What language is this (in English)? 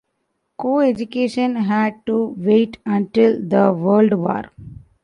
English